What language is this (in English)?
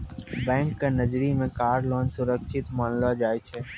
Maithili